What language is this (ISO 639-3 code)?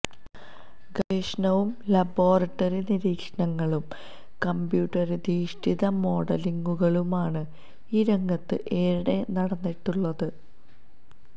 mal